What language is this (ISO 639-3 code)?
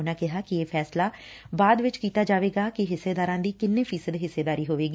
pan